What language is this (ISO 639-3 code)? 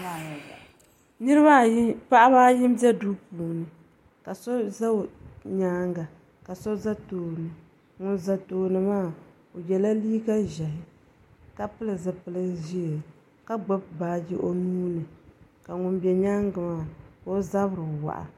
dag